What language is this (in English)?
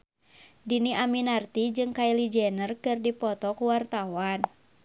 Sundanese